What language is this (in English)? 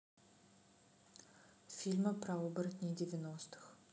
Russian